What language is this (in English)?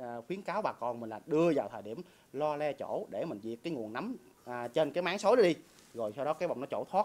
Vietnamese